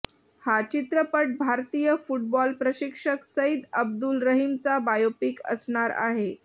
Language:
Marathi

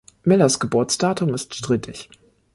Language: German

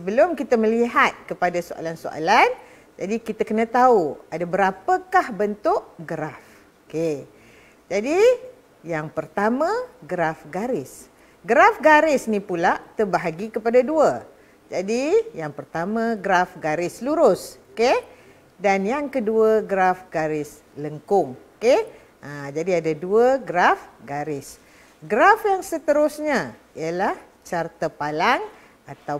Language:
Malay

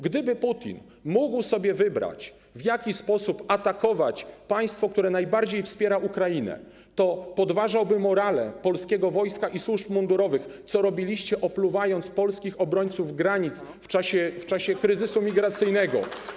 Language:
Polish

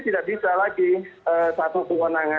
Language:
Indonesian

